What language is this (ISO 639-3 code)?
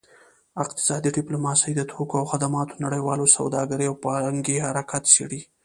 pus